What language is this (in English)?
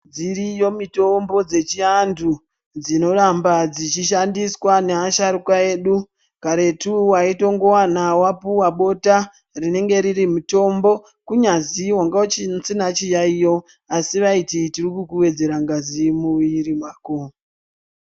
Ndau